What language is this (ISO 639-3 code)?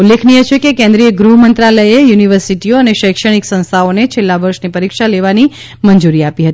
guj